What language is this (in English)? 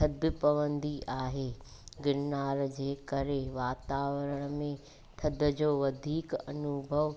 Sindhi